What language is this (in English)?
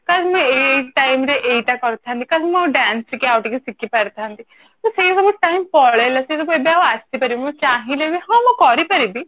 Odia